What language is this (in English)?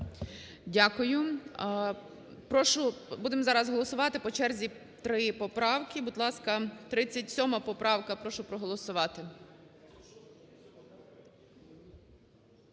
Ukrainian